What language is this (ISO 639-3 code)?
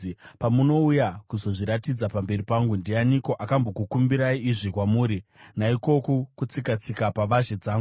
sna